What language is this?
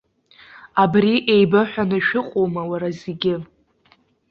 Abkhazian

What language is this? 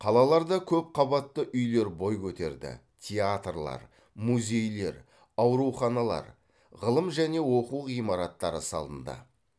Kazakh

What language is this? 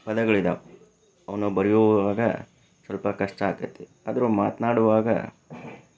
Kannada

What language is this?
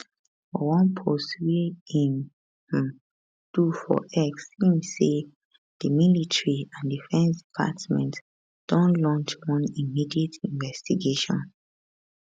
Nigerian Pidgin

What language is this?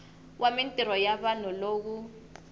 Tsonga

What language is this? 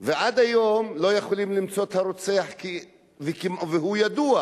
Hebrew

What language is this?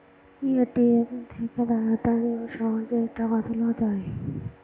Bangla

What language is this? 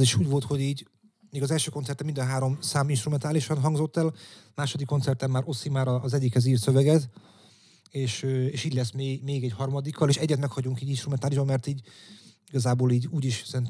Hungarian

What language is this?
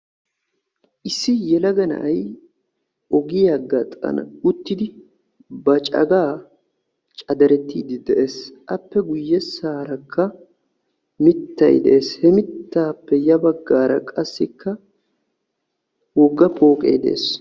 Wolaytta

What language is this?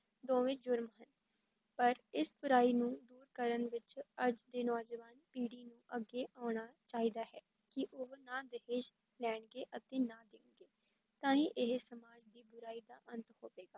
Punjabi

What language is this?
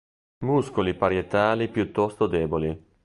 Italian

